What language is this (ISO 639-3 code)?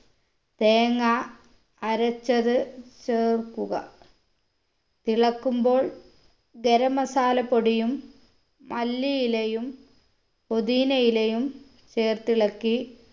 mal